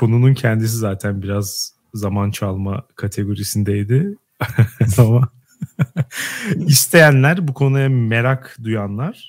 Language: Turkish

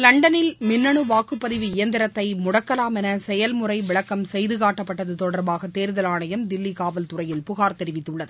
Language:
Tamil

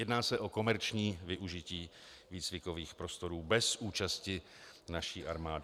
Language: Czech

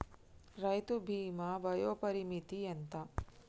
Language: Telugu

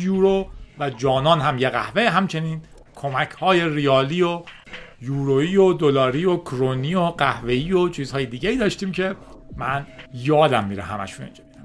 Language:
Persian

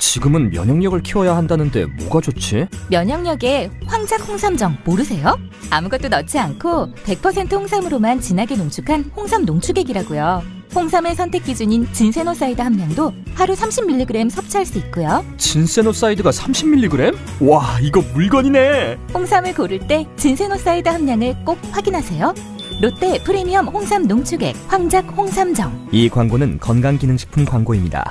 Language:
Korean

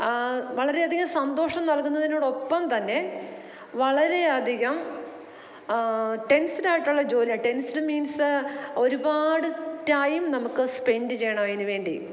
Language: Malayalam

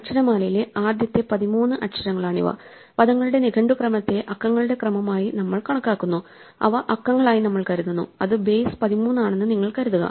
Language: Malayalam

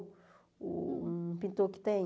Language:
Portuguese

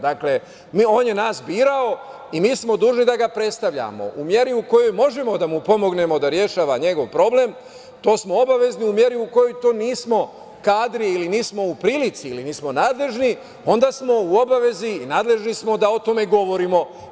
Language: Serbian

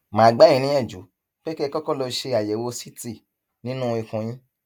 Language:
Yoruba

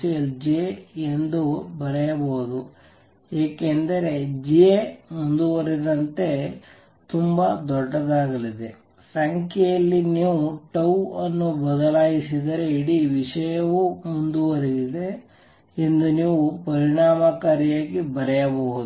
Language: Kannada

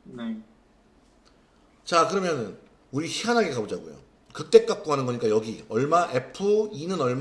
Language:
Korean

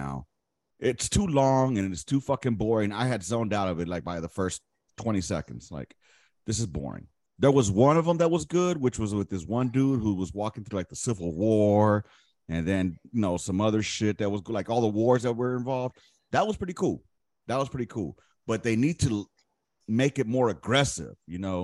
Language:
English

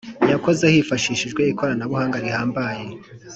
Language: Kinyarwanda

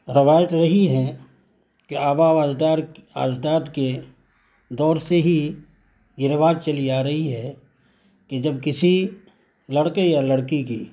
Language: Urdu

